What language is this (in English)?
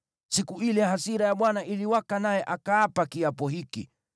Swahili